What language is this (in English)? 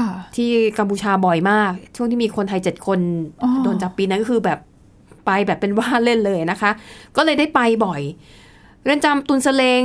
Thai